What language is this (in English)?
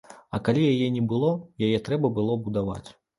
Belarusian